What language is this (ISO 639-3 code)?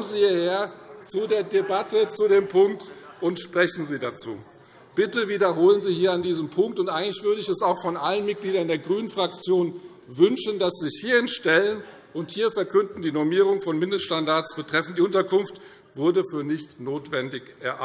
deu